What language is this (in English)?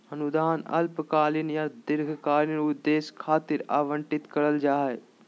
Magahi